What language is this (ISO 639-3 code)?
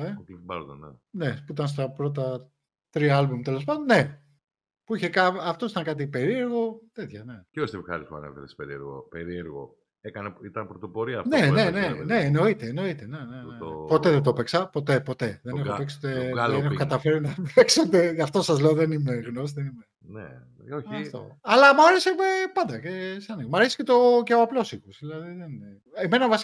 ell